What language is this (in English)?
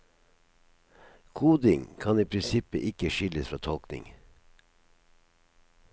Norwegian